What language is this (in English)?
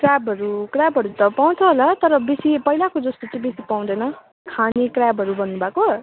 Nepali